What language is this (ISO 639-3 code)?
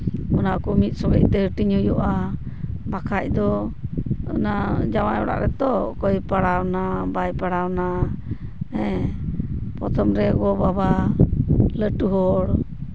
sat